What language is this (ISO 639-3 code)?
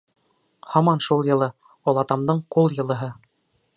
bak